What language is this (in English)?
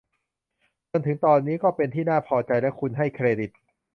Thai